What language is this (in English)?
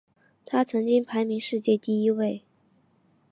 Chinese